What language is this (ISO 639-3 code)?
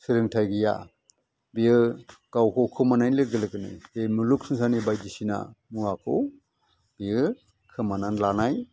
brx